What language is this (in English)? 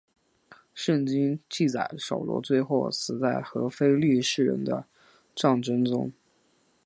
Chinese